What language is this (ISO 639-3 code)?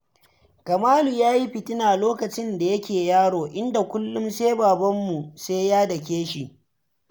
hau